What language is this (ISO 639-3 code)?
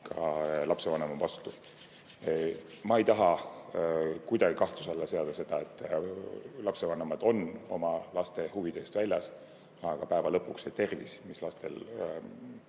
est